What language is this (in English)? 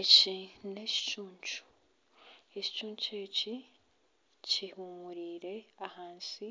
Nyankole